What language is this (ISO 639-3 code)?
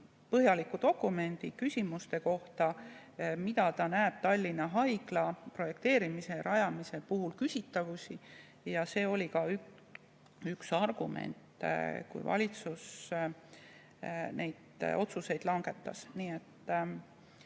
est